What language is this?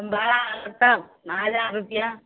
Maithili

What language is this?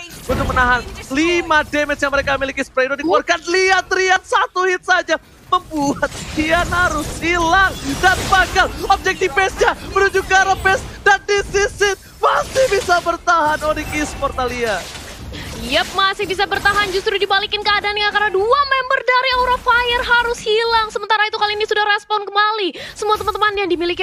Indonesian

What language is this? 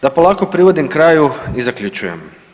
Croatian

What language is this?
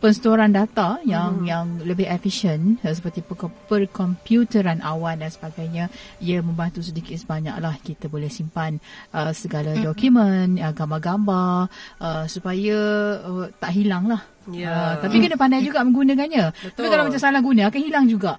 Malay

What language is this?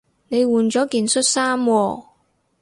Cantonese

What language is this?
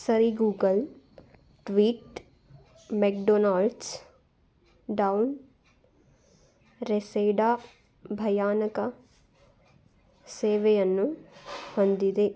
Kannada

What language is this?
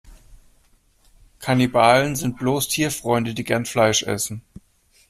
German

